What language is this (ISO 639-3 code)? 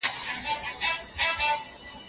pus